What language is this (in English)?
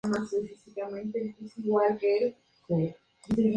Spanish